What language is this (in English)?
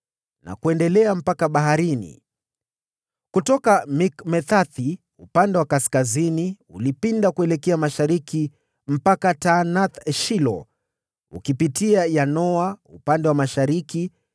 Swahili